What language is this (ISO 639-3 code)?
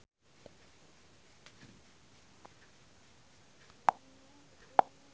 sun